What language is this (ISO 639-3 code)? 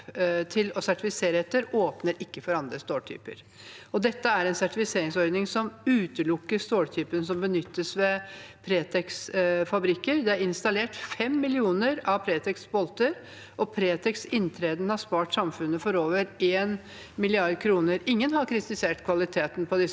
nor